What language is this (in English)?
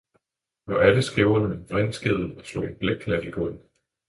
Danish